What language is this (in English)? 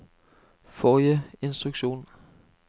Norwegian